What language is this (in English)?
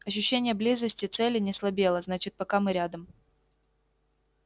Russian